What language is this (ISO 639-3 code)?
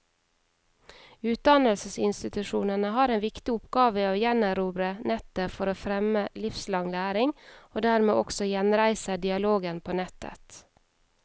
nor